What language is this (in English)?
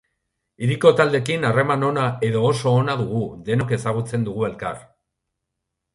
Basque